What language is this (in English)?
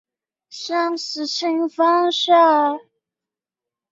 Chinese